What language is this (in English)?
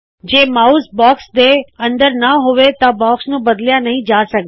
Punjabi